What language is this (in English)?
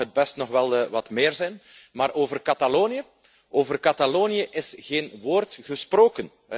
Dutch